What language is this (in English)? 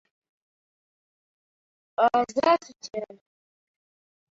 Uzbek